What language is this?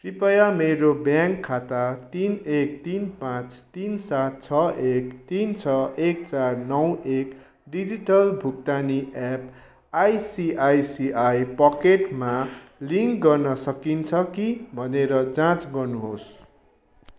Nepali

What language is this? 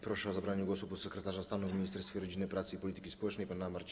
Polish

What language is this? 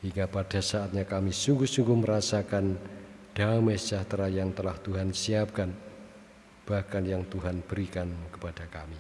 Indonesian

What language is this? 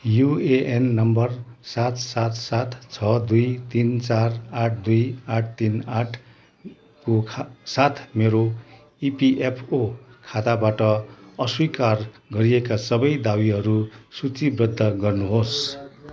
Nepali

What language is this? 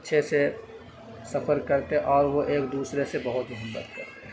Urdu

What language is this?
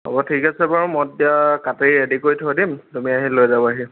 Assamese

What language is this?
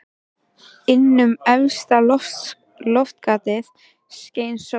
Icelandic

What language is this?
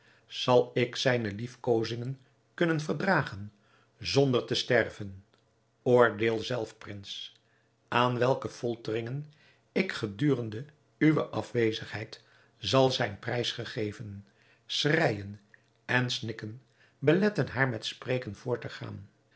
Dutch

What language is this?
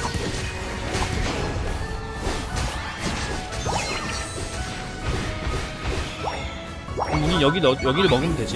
Korean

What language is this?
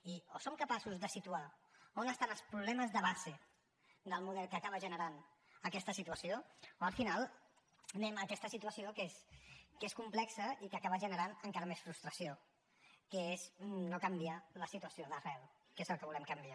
Catalan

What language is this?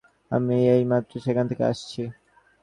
Bangla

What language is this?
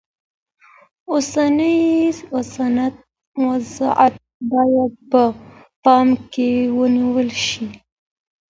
Pashto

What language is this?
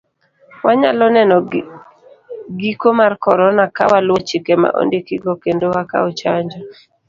Luo (Kenya and Tanzania)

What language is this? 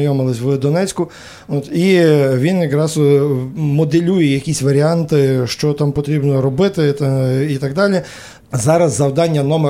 Ukrainian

